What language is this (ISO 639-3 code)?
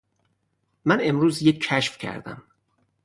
fas